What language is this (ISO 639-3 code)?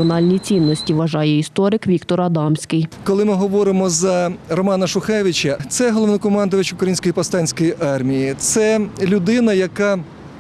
ukr